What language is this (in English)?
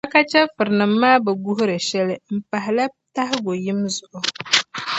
Dagbani